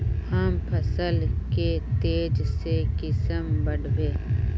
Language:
Magahi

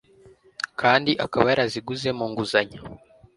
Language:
Kinyarwanda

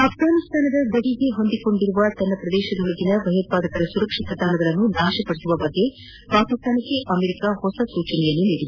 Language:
Kannada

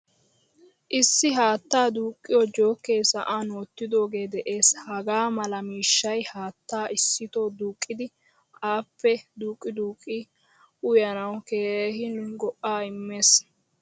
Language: Wolaytta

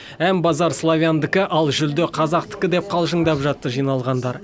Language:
Kazakh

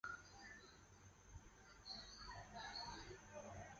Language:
Chinese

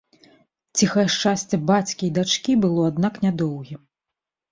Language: Belarusian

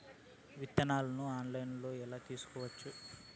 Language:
Telugu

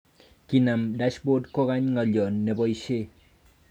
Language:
Kalenjin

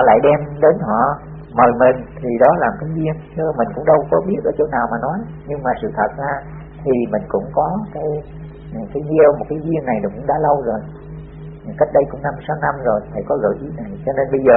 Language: Vietnamese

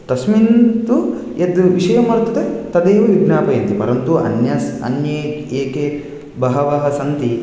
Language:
Sanskrit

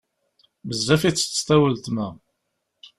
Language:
Kabyle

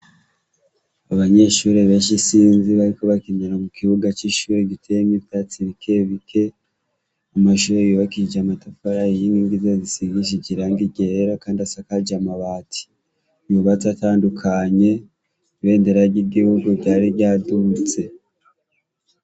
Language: Rundi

